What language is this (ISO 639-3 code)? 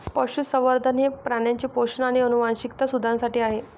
mar